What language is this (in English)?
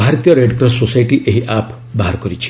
Odia